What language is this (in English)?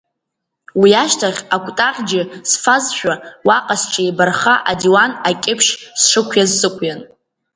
Abkhazian